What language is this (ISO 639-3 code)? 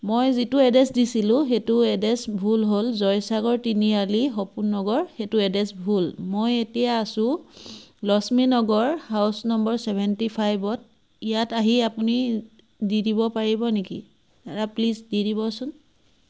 asm